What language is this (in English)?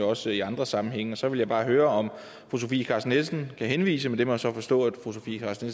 Danish